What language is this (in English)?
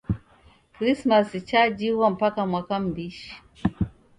Taita